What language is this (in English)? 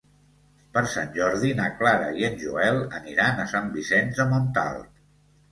Catalan